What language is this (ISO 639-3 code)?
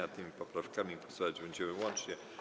pol